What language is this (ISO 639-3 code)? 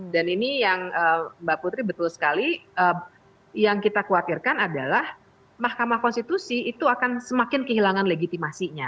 ind